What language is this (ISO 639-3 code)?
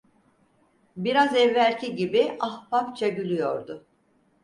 tur